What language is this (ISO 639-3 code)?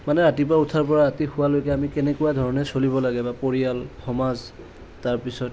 asm